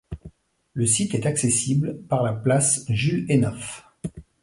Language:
French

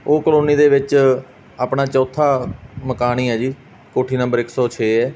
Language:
Punjabi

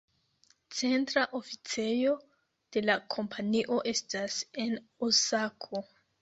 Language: Esperanto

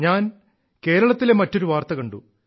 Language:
Malayalam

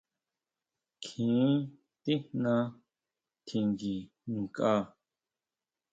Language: Huautla Mazatec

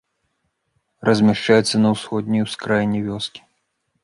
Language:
Belarusian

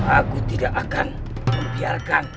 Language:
Indonesian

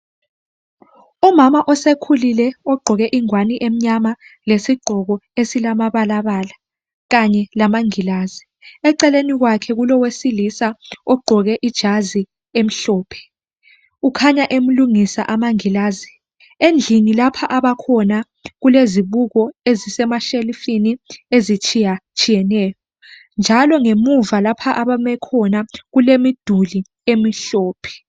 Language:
North Ndebele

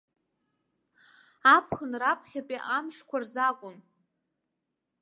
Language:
Abkhazian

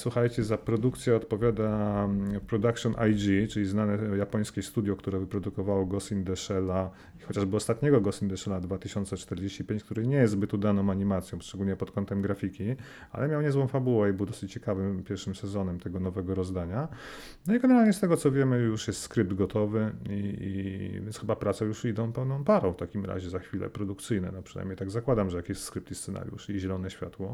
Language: Polish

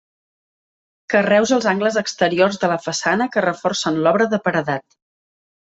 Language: Catalan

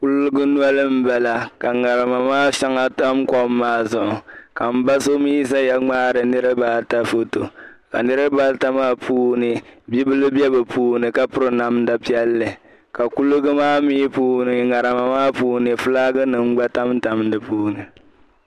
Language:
Dagbani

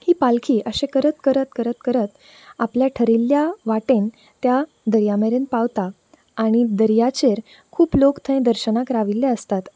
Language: Konkani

